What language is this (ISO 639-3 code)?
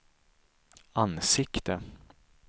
swe